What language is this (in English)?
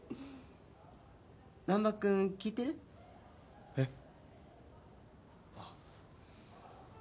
Japanese